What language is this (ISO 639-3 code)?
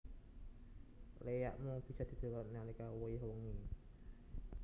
jav